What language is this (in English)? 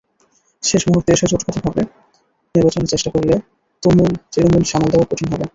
Bangla